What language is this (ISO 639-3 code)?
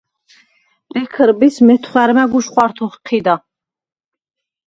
sva